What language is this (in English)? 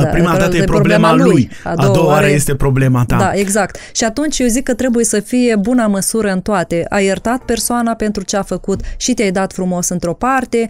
Romanian